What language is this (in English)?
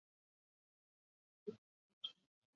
Basque